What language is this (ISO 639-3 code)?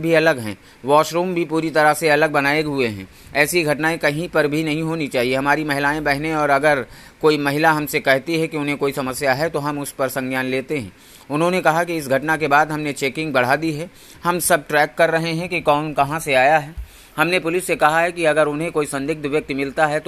hin